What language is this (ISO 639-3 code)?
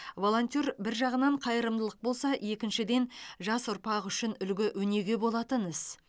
kaz